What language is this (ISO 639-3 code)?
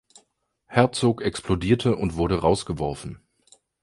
deu